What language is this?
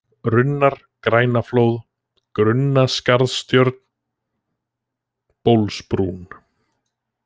Icelandic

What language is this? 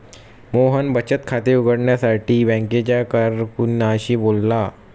Marathi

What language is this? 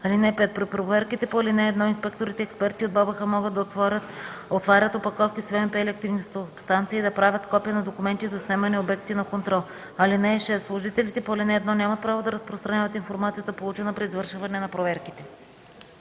Bulgarian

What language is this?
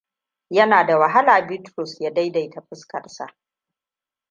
Hausa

